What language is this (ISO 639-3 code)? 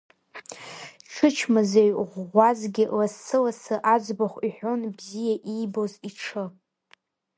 abk